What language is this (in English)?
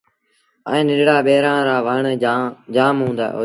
Sindhi Bhil